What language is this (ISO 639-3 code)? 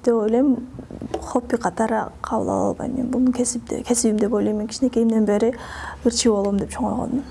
tur